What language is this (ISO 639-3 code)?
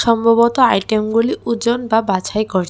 ben